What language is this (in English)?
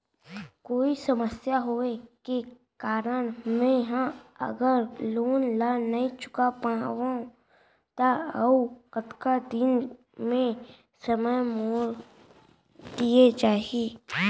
Chhattisgarhi